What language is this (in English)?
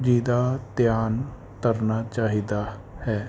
Punjabi